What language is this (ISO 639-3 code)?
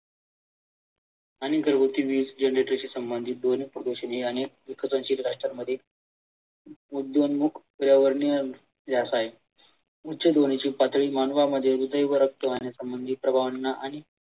mar